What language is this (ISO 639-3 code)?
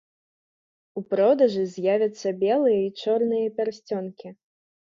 bel